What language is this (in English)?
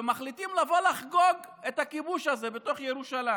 Hebrew